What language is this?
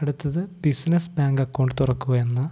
Malayalam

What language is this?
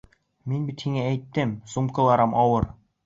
Bashkir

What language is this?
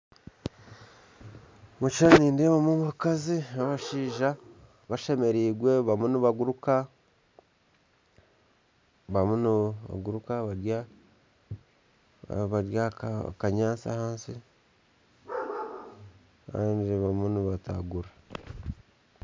Nyankole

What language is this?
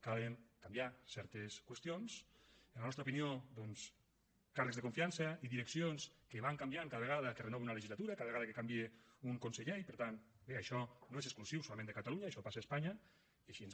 Catalan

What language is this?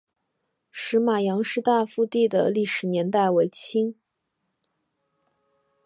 Chinese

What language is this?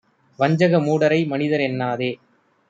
Tamil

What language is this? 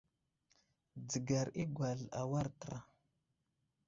Wuzlam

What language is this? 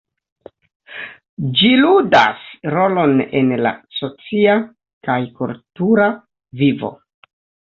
Esperanto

